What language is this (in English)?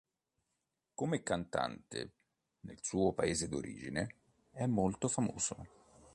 Italian